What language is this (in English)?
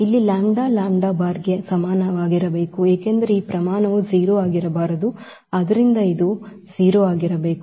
Kannada